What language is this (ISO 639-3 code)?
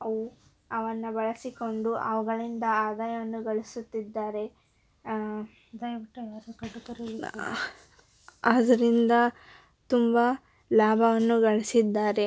kan